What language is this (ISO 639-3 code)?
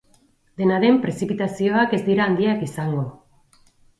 eus